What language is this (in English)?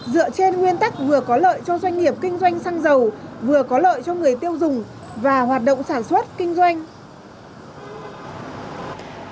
Vietnamese